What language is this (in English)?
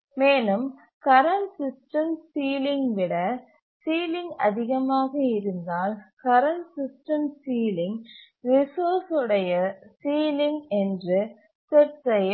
Tamil